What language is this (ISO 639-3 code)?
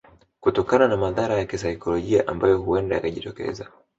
swa